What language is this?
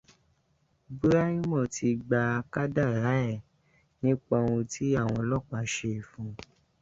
Yoruba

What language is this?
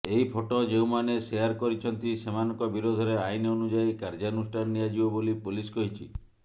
Odia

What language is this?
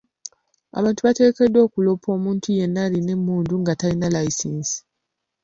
Ganda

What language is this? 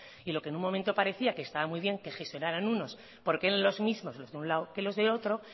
Spanish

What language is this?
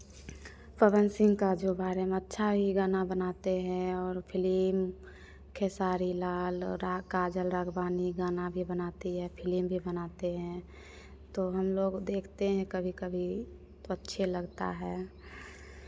Hindi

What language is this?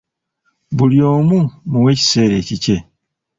Ganda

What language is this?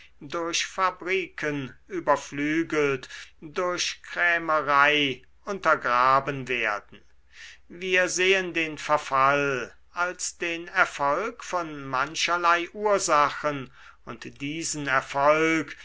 German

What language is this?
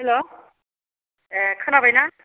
Bodo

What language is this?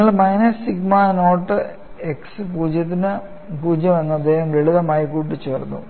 Malayalam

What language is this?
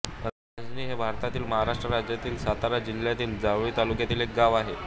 Marathi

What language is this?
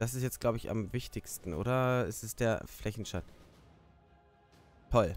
German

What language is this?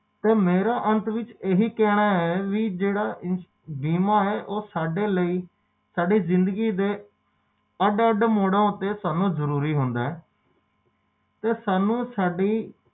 Punjabi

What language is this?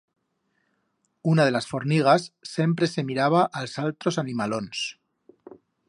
Aragonese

